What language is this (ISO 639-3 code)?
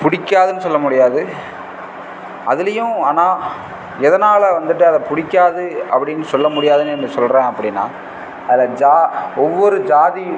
tam